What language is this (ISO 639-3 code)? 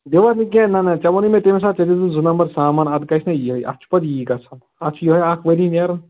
kas